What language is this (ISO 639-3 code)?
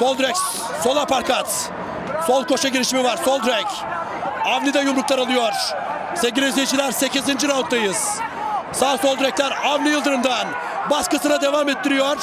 tur